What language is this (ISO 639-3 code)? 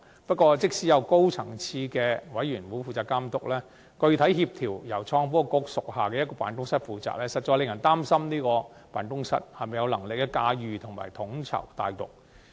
yue